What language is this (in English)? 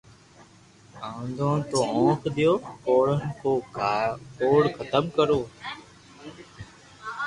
Loarki